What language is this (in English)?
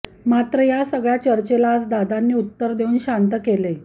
Marathi